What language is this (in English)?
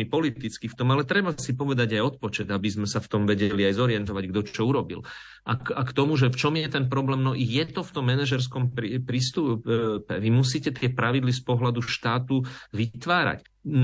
Slovak